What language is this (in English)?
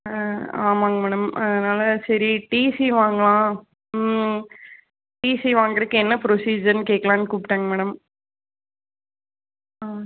Tamil